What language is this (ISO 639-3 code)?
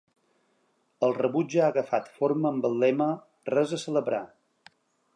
cat